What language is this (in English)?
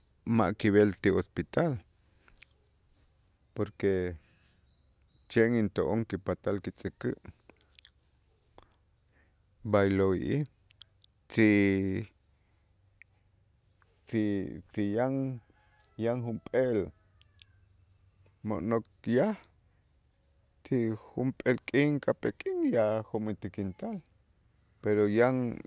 Itzá